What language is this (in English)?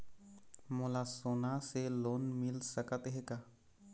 Chhattisgarhi